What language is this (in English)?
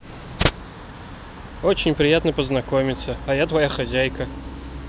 Russian